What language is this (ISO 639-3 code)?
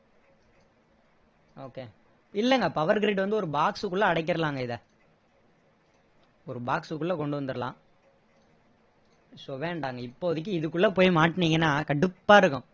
tam